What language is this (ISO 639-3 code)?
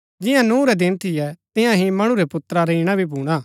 gbk